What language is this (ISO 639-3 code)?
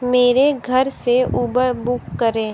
hin